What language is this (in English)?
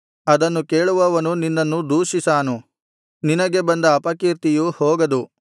Kannada